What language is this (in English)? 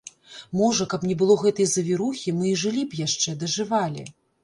Belarusian